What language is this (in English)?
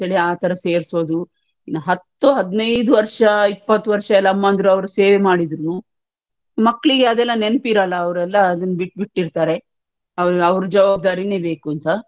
Kannada